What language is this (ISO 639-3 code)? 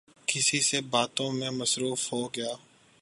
urd